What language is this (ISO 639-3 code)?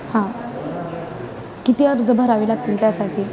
mar